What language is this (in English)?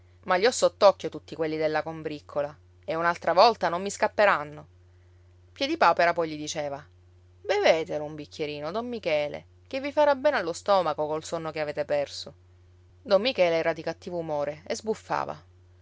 Italian